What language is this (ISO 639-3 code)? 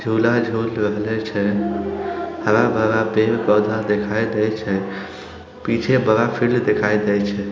mag